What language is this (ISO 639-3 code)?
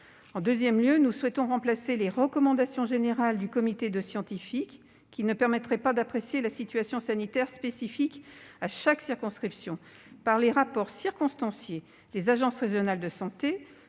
fra